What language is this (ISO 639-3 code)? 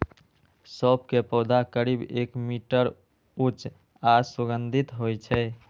mai